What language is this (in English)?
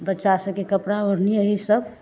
Maithili